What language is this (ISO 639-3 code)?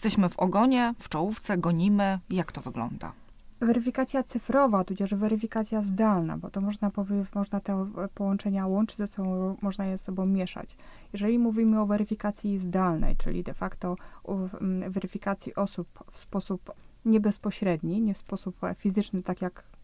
pol